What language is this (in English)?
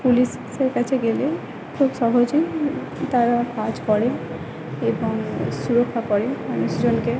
Bangla